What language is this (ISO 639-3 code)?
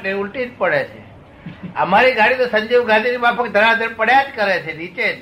guj